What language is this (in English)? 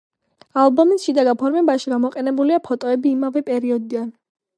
Georgian